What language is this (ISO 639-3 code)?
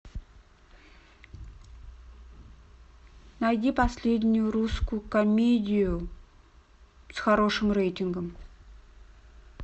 rus